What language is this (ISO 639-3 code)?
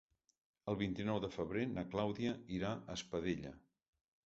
cat